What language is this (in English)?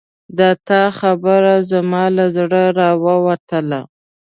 Pashto